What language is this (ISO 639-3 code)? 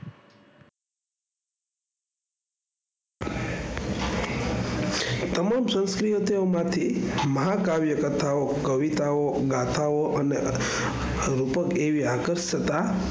guj